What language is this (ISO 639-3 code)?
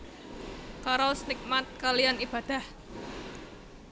jav